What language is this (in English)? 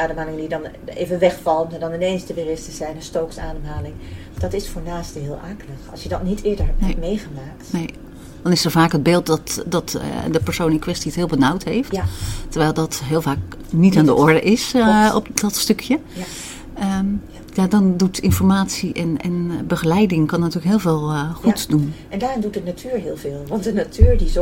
Dutch